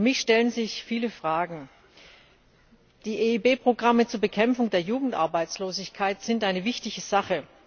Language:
German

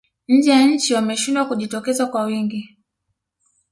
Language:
Swahili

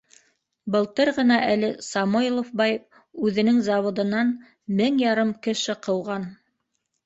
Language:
Bashkir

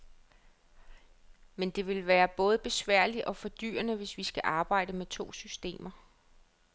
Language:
Danish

